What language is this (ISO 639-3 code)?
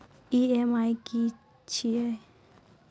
mai